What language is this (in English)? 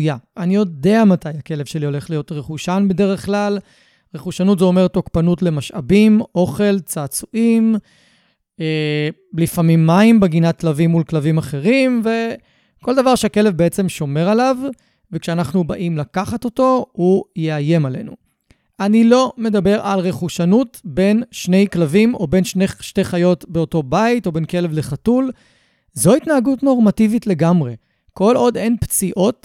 Hebrew